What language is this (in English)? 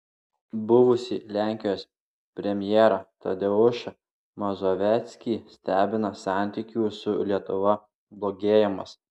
Lithuanian